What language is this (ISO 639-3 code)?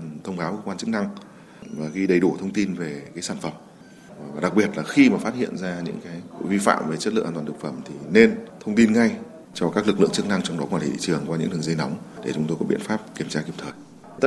vie